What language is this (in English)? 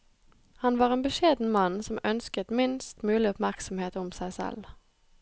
Norwegian